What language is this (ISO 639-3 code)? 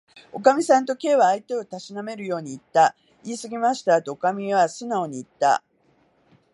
jpn